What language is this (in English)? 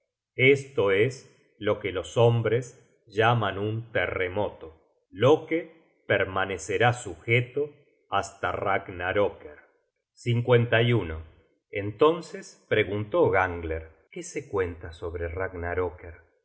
Spanish